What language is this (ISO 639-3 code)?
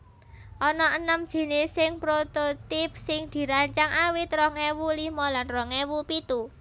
jav